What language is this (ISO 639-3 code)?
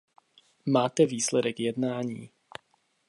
ces